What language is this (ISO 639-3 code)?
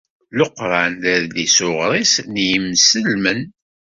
kab